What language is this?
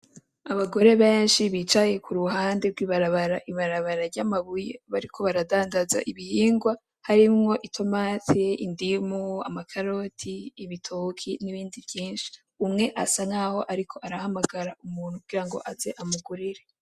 Rundi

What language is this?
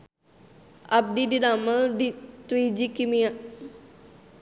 Sundanese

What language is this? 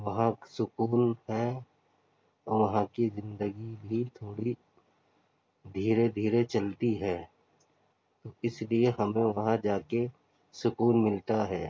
Urdu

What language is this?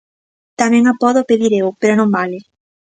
Galician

